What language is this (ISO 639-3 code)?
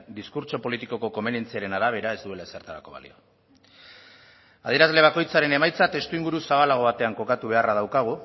eus